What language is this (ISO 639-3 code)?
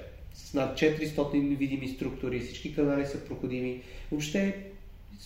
bul